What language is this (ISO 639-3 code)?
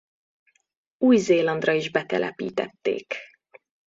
hun